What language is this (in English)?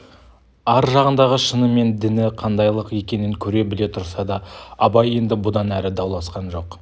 Kazakh